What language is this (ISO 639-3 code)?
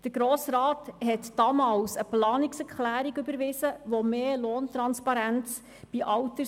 gsw